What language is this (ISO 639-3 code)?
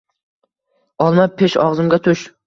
uzb